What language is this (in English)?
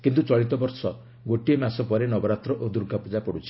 Odia